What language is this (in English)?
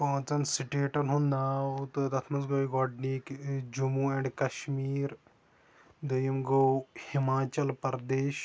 Kashmiri